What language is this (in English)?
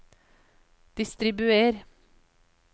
Norwegian